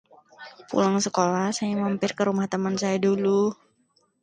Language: Indonesian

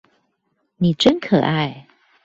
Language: Chinese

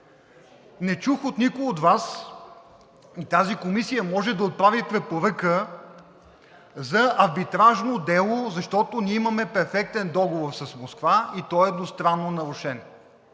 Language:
Bulgarian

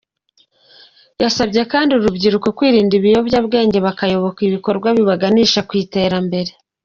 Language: Kinyarwanda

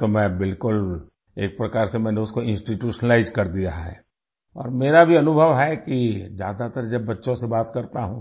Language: Hindi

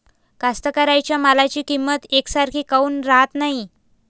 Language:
Marathi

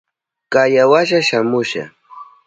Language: Southern Pastaza Quechua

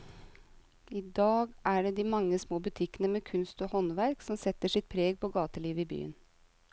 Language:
Norwegian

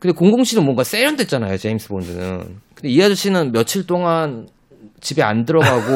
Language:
Korean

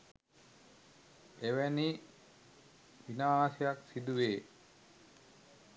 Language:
Sinhala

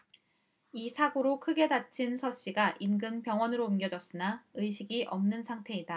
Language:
Korean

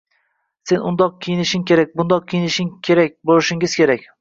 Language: Uzbek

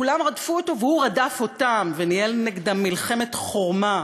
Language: Hebrew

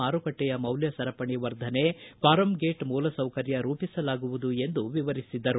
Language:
Kannada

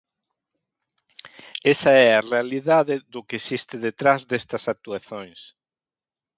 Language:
Galician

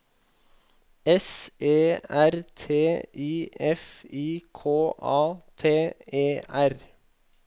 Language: Norwegian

